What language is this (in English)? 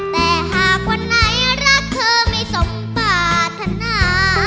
Thai